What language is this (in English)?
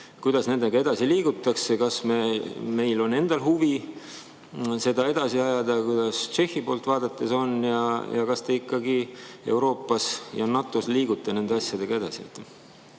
Estonian